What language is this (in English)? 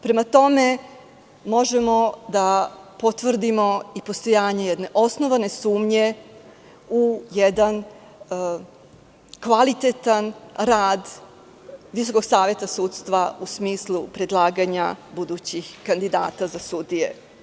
Serbian